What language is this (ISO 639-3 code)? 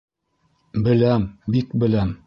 bak